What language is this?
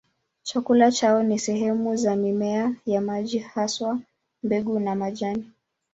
Swahili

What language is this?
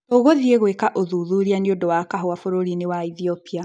Kikuyu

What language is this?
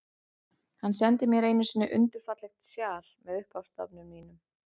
Icelandic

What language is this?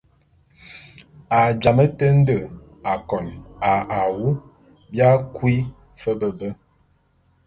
Bulu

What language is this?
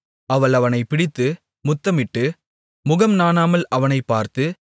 Tamil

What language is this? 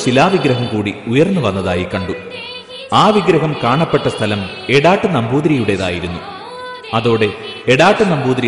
Malayalam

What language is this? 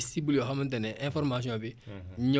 Wolof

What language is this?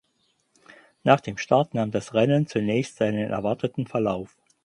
German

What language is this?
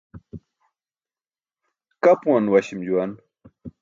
Burushaski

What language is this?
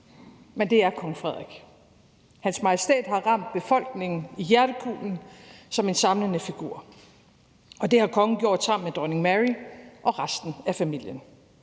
Danish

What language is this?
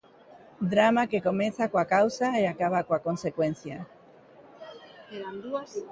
Galician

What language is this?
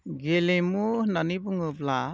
Bodo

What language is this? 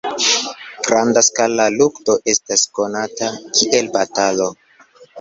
Esperanto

